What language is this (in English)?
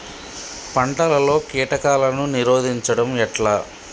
Telugu